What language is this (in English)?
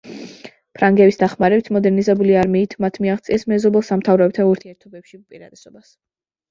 Georgian